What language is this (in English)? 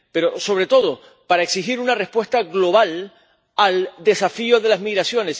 Spanish